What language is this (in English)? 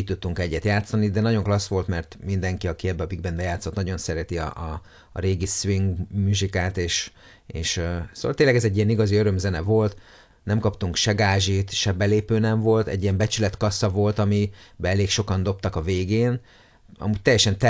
Hungarian